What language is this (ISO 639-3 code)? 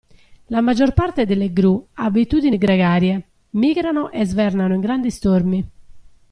ita